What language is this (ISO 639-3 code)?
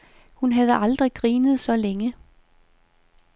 dan